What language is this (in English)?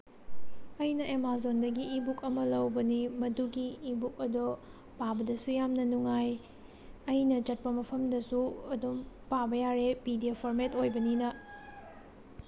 Manipuri